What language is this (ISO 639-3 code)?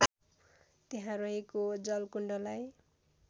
nep